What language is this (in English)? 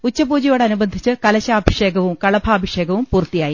Malayalam